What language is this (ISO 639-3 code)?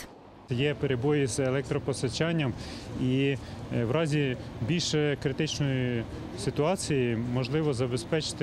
ukr